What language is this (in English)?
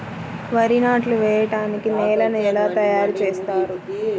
Telugu